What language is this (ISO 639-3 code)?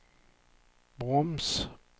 swe